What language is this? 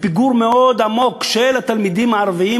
Hebrew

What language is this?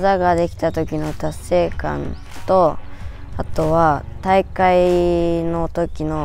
Japanese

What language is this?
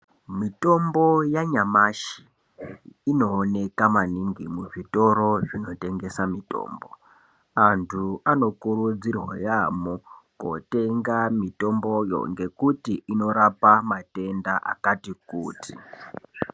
Ndau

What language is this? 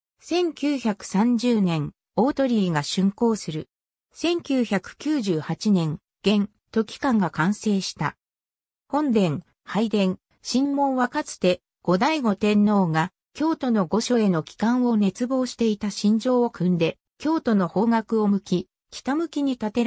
Japanese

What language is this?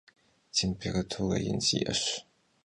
Kabardian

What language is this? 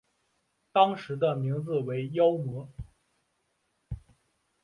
Chinese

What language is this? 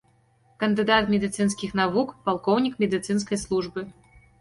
Belarusian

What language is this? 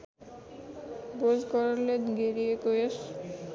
Nepali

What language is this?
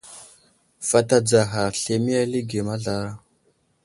Wuzlam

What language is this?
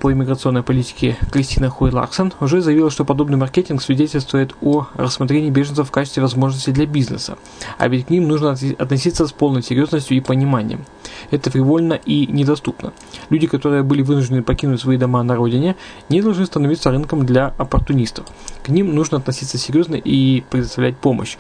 Russian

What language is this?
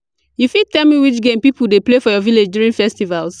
Nigerian Pidgin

